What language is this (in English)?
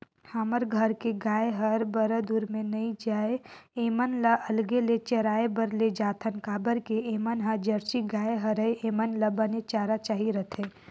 Chhattisgarhi